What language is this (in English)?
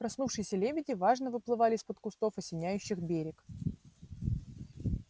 Russian